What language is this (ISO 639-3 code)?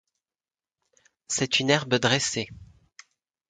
fra